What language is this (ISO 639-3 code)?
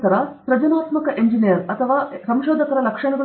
kan